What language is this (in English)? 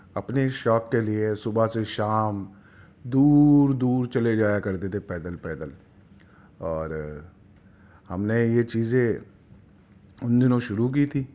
Urdu